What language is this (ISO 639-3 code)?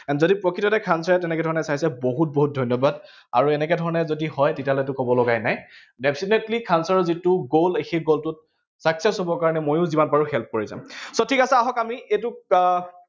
asm